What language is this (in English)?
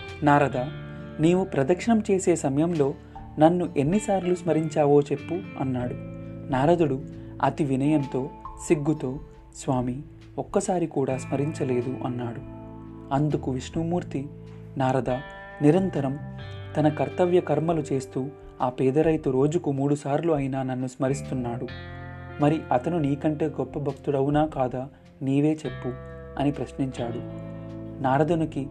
Telugu